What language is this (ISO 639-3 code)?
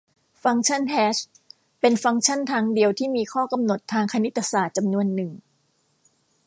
tha